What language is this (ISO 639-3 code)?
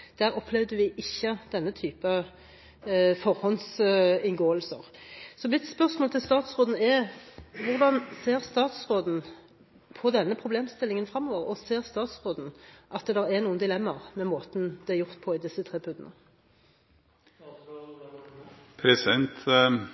nob